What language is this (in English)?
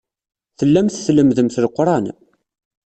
Kabyle